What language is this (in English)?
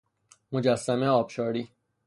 Persian